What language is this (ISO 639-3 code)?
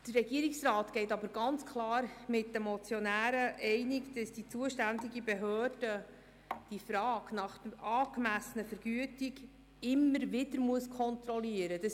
gsw